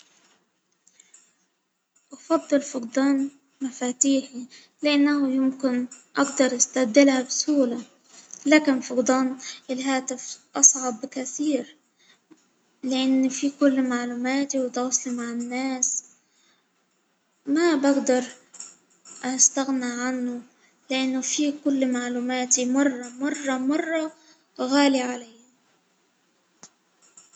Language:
Hijazi Arabic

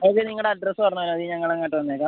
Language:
Malayalam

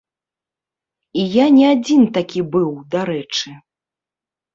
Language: Belarusian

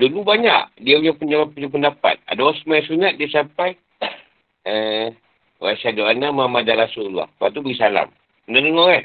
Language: Malay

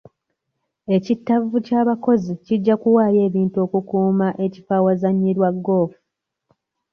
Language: Ganda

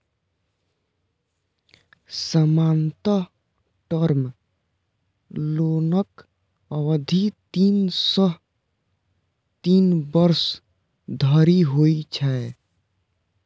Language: Maithili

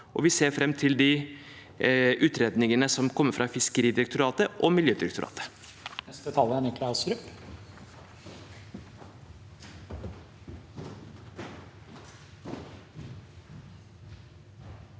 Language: Norwegian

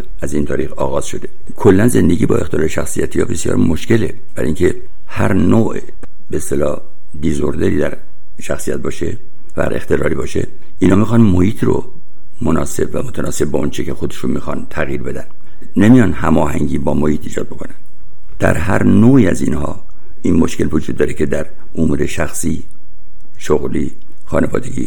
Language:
Persian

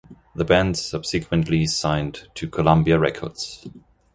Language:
English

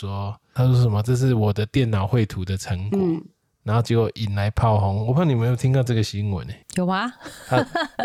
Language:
Chinese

